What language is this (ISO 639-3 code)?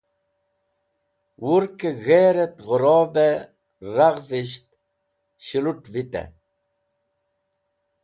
wbl